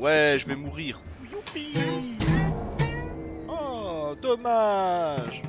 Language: French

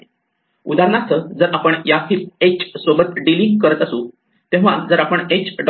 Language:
Marathi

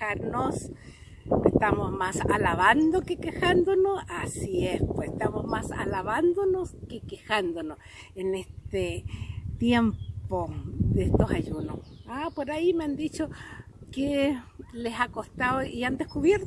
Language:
Spanish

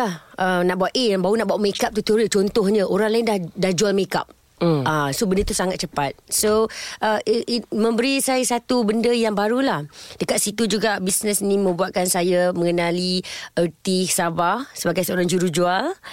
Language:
Malay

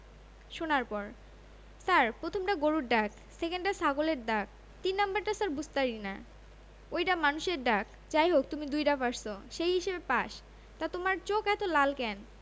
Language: Bangla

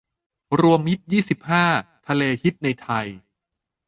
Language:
Thai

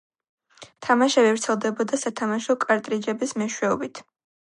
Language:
Georgian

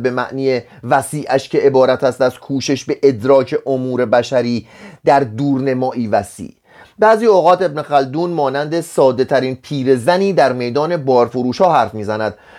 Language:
Persian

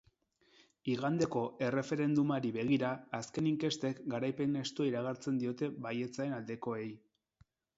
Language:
Basque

